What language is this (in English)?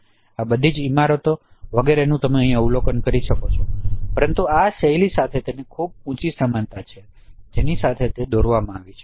Gujarati